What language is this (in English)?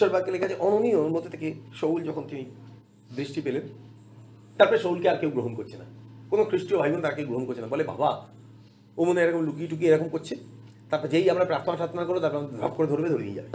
Bangla